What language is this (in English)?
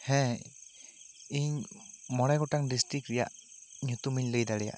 Santali